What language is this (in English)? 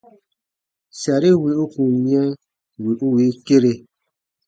Baatonum